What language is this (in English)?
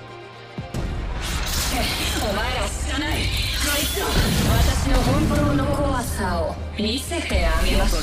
Japanese